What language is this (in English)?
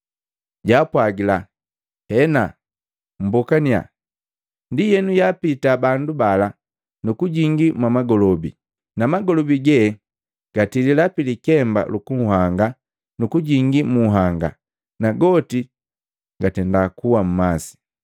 Matengo